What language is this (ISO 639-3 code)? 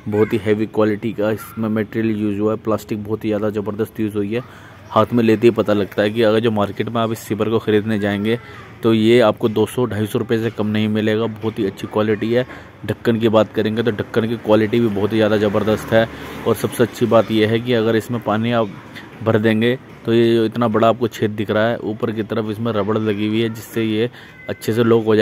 hin